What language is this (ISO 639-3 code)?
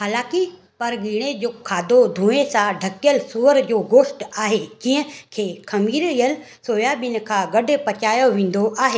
snd